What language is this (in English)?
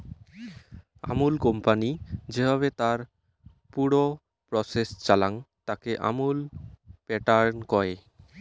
Bangla